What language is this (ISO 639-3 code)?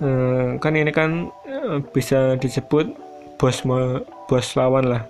ind